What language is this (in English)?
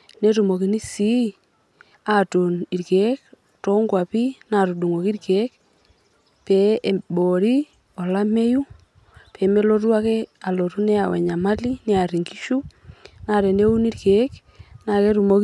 Masai